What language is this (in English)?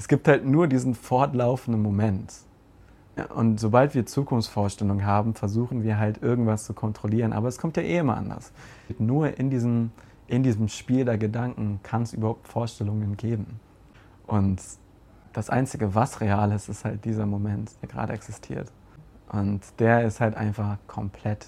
German